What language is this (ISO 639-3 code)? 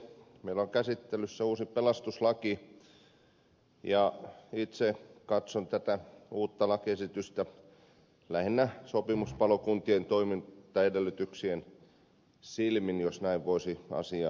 fin